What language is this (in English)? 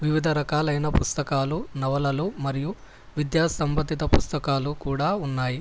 Telugu